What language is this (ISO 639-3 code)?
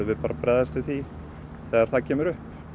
isl